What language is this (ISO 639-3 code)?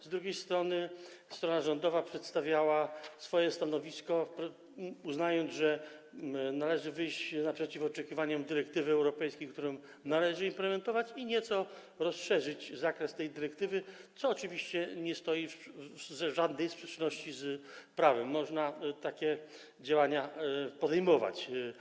pol